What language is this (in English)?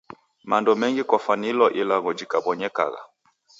Taita